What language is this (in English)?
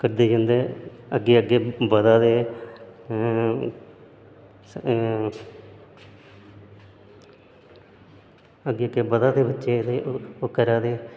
Dogri